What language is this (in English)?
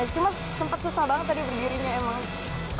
Indonesian